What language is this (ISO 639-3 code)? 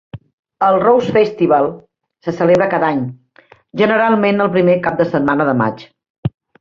cat